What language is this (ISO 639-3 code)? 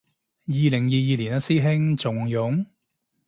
yue